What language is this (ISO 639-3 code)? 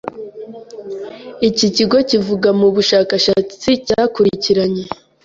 kin